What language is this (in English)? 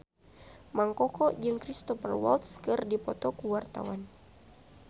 Sundanese